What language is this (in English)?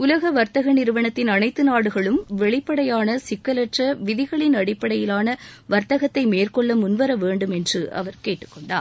Tamil